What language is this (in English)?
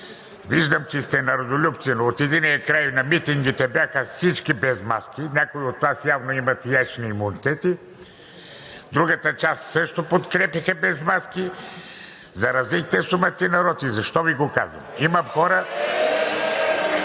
Bulgarian